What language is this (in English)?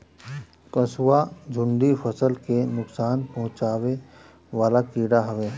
Bhojpuri